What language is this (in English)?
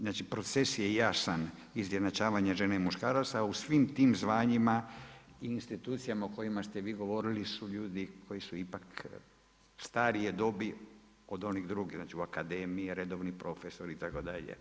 Croatian